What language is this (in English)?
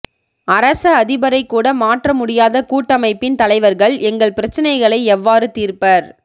Tamil